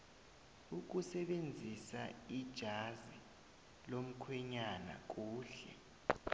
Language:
South Ndebele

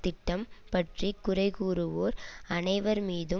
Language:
Tamil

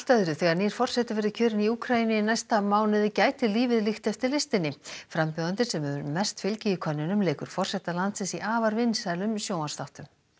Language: Icelandic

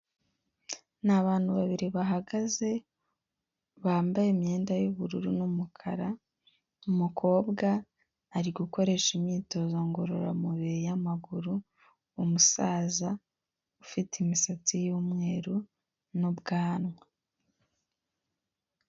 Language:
Kinyarwanda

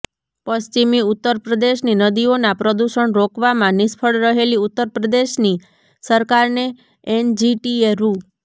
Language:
Gujarati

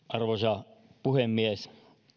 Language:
Finnish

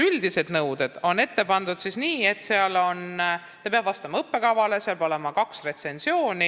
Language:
Estonian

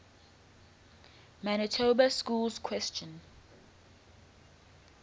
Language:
English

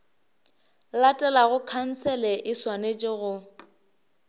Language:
Northern Sotho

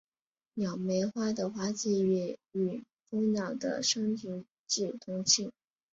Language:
Chinese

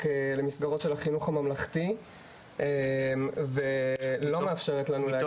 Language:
Hebrew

